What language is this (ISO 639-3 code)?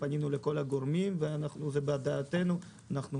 heb